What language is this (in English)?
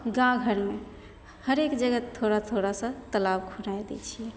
Maithili